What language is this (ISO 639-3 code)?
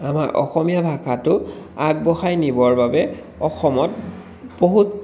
asm